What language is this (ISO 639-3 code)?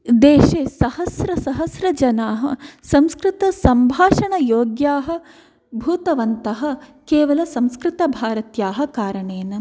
san